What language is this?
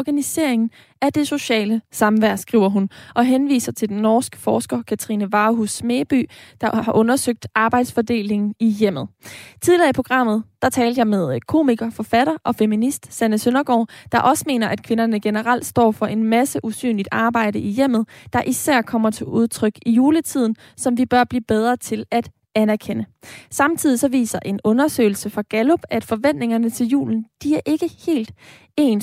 Danish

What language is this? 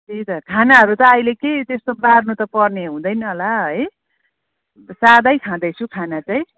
Nepali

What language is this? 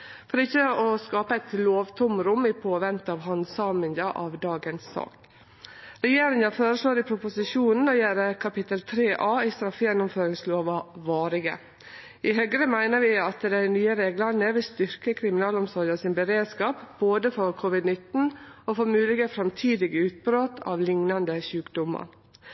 Norwegian Nynorsk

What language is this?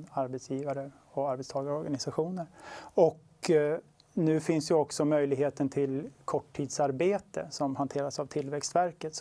Swedish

